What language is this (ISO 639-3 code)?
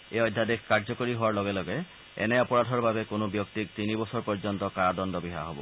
asm